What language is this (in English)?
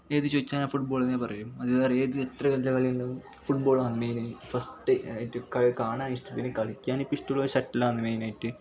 Malayalam